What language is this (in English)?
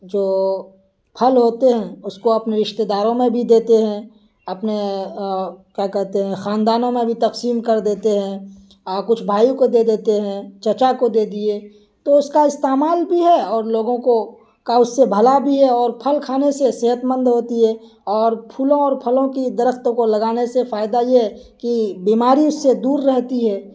Urdu